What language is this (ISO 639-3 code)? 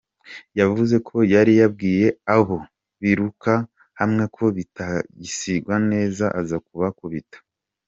kin